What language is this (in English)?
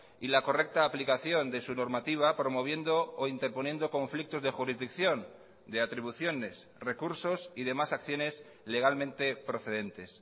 Spanish